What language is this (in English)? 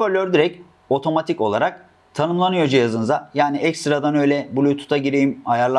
Turkish